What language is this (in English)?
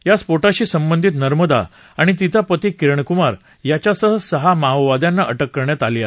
Marathi